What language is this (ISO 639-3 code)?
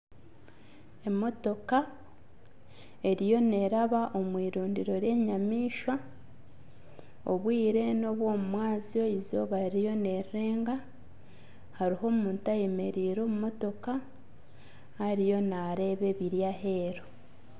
nyn